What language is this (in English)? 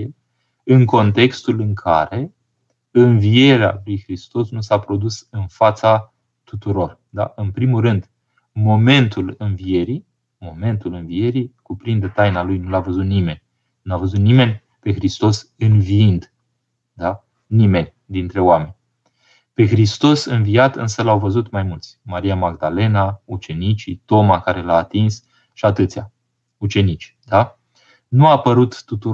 Romanian